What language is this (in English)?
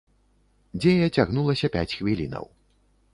Belarusian